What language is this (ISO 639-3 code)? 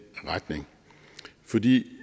dan